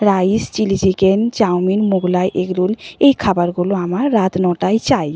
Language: Bangla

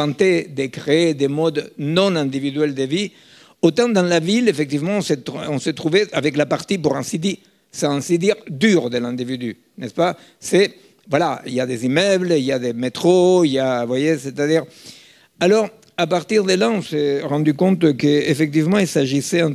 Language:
French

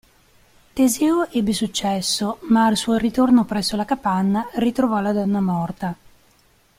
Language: Italian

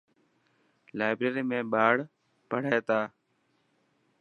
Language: Dhatki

